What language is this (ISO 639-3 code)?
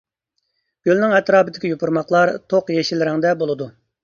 uig